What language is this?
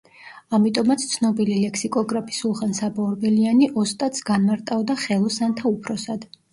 Georgian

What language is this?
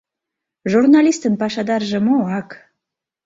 Mari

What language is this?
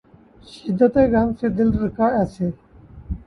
Urdu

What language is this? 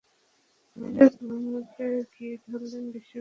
Bangla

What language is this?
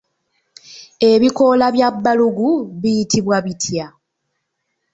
Ganda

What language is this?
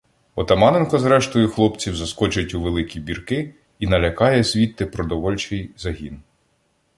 Ukrainian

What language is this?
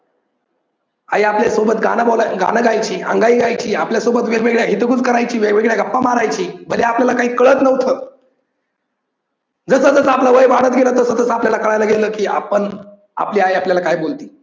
Marathi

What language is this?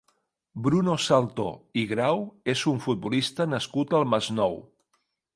Catalan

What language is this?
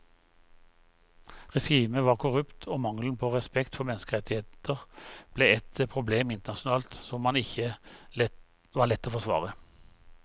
Norwegian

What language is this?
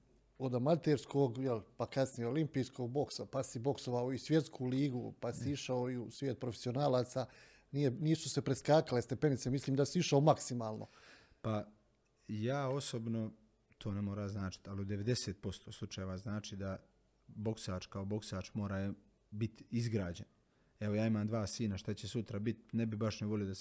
Croatian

